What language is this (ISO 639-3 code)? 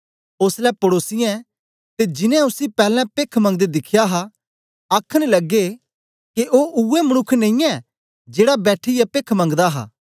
doi